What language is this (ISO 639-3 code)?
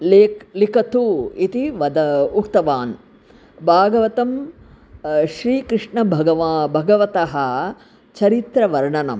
san